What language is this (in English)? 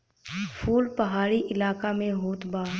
Bhojpuri